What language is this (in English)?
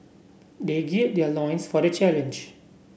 English